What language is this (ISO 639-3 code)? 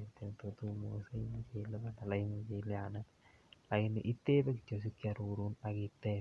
kln